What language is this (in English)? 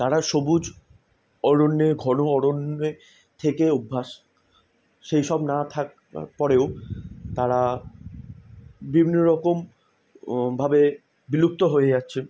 Bangla